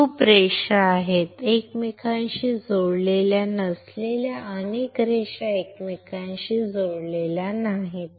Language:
Marathi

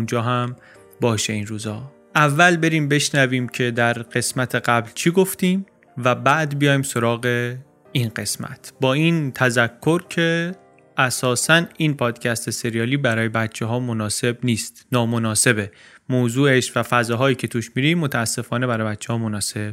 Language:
Persian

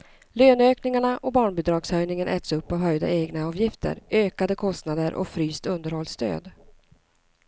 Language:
Swedish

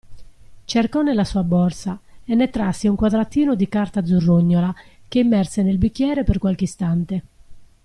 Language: Italian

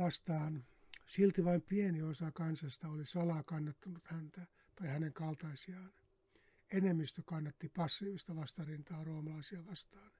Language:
Finnish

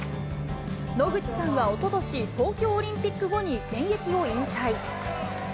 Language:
Japanese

